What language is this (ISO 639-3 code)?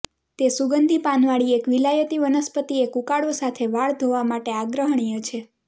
guj